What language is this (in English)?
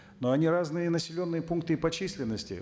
Kazakh